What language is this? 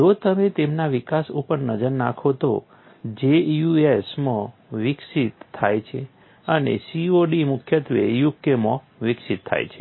Gujarati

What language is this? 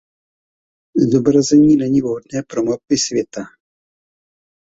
Czech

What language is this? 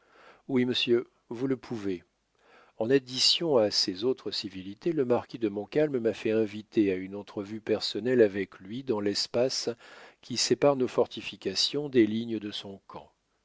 French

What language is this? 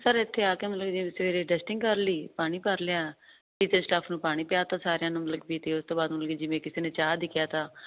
Punjabi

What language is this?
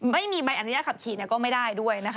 Thai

